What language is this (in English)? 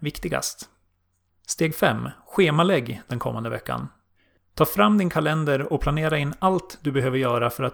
Swedish